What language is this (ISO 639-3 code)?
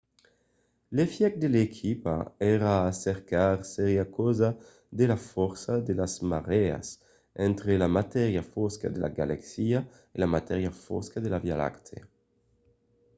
oci